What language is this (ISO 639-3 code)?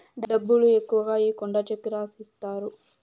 tel